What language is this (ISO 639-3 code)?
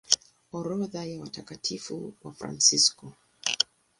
swa